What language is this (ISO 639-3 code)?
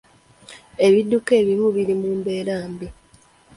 lug